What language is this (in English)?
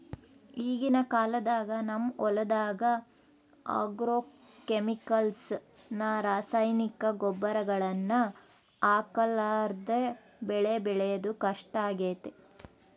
Kannada